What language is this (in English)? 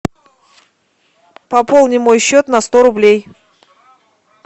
Russian